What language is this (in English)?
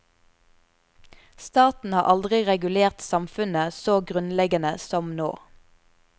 Norwegian